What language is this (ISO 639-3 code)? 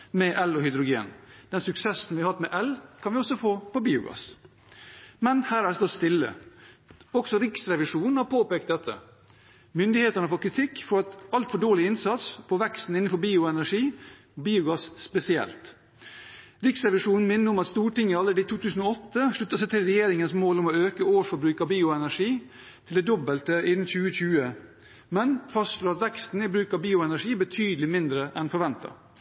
nob